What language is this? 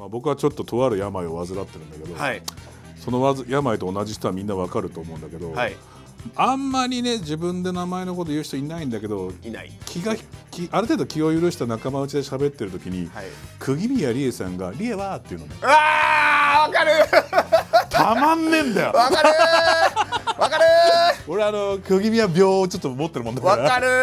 Japanese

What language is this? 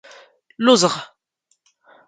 Standard Moroccan Tamazight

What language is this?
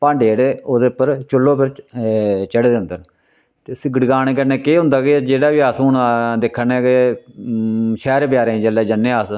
Dogri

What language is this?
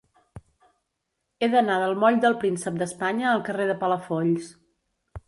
Catalan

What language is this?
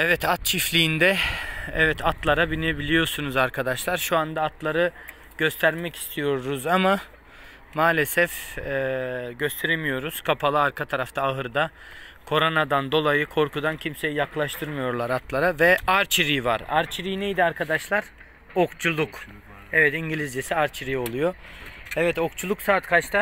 Turkish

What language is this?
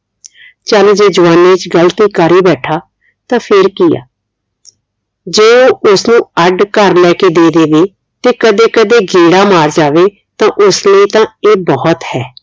Punjabi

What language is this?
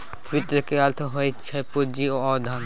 Maithili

